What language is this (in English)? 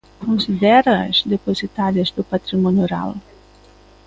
Galician